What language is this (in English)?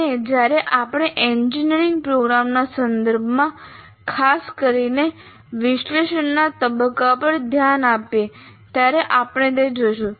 Gujarati